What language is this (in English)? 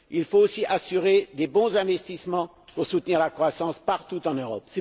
French